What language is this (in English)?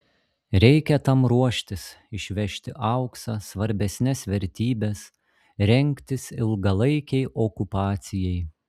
Lithuanian